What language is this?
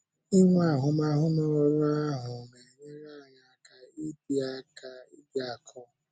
Igbo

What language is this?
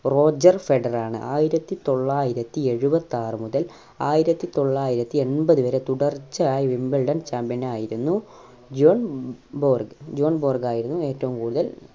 Malayalam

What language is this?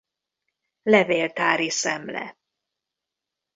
Hungarian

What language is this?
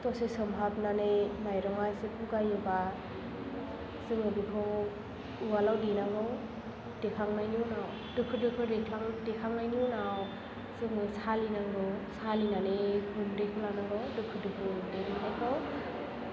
Bodo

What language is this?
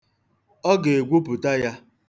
Igbo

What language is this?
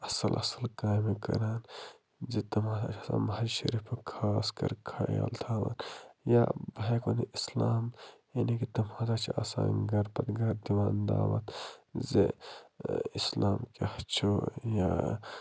Kashmiri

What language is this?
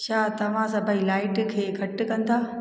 Sindhi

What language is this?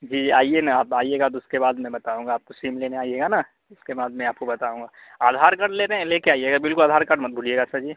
Urdu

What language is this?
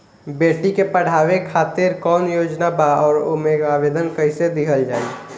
Bhojpuri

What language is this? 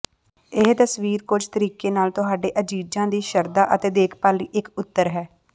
Punjabi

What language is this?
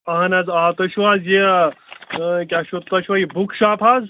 Kashmiri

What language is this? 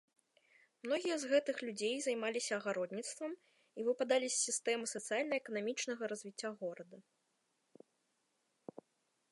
Belarusian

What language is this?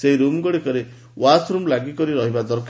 Odia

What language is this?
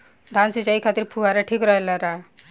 Bhojpuri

